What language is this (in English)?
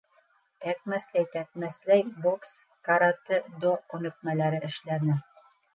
Bashkir